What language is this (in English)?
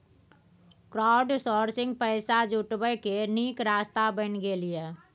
Maithili